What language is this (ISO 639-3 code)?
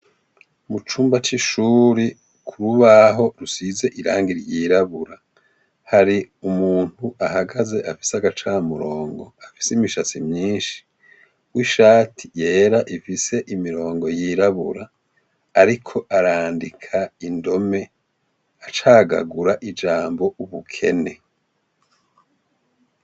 run